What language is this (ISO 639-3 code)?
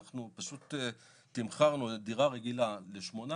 heb